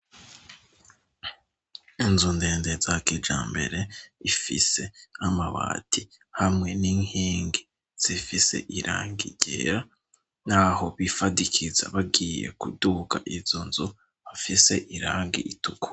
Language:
Rundi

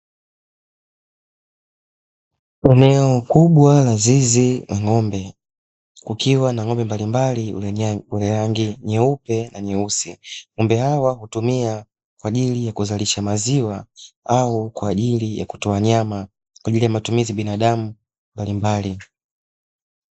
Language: Swahili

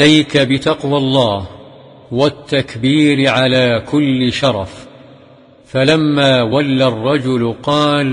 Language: Arabic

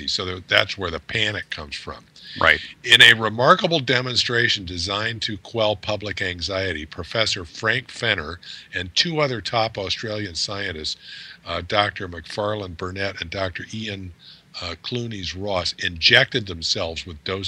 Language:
English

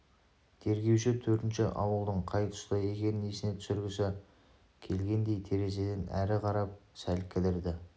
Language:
Kazakh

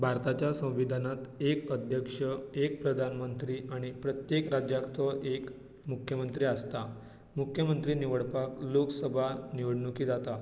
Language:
Konkani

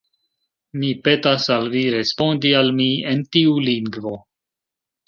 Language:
Esperanto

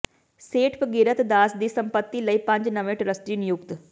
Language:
Punjabi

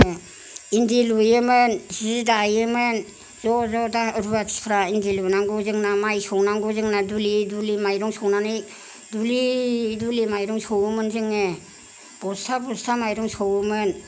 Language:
Bodo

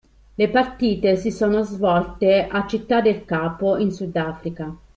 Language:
Italian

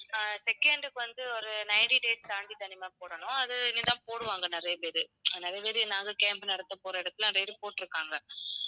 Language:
Tamil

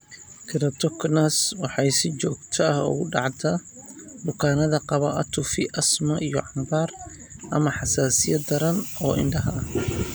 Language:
Somali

